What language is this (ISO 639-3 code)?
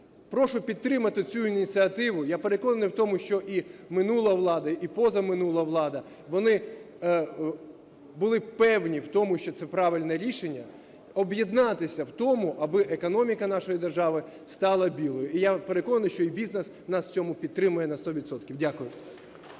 ukr